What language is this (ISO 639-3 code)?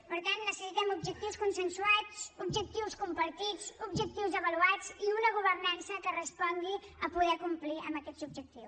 cat